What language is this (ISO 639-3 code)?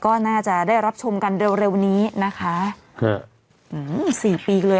tha